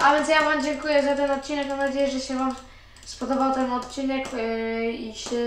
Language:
Polish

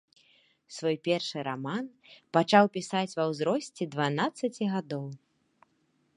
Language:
Belarusian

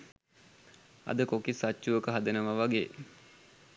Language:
Sinhala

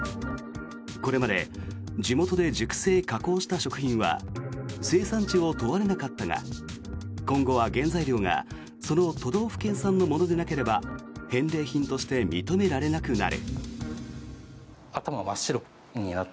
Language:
Japanese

